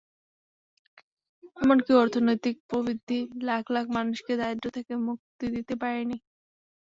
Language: Bangla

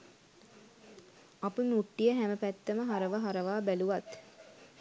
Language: Sinhala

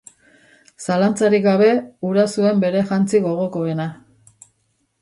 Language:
Basque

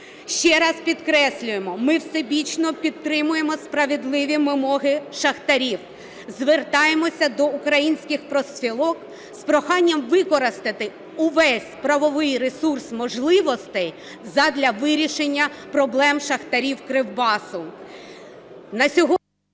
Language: Ukrainian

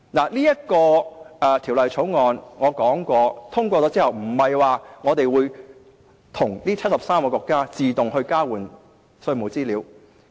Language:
Cantonese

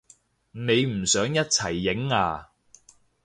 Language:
Cantonese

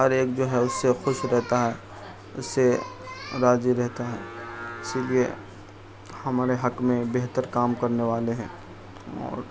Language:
Urdu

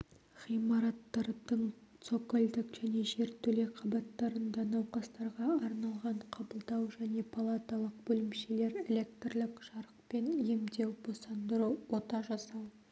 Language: Kazakh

